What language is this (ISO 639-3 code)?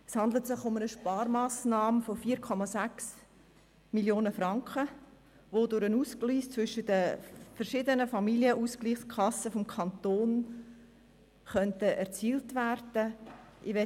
gsw